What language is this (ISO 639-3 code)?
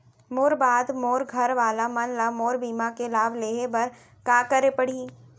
hne